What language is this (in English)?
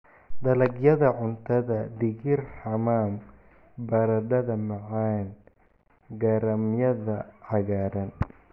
Somali